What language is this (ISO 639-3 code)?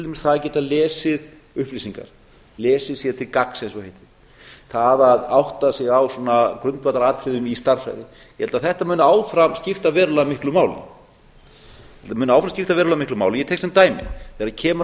isl